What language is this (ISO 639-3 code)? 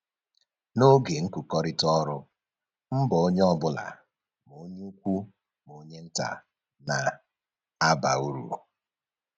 ibo